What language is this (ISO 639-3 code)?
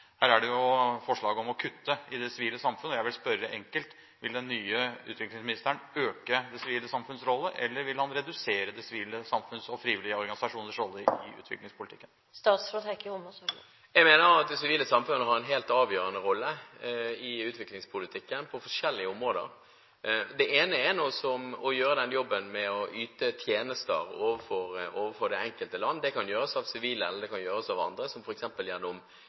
nob